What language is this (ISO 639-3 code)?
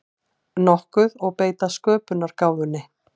isl